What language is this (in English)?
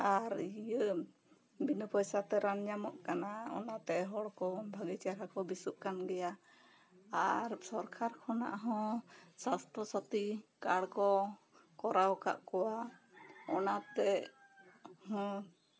Santali